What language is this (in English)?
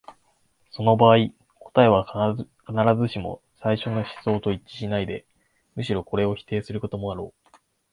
Japanese